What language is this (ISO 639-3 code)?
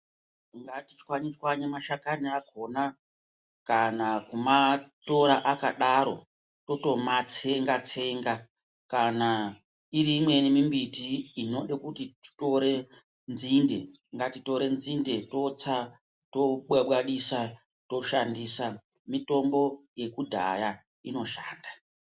ndc